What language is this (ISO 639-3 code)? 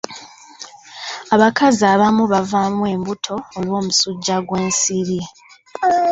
lug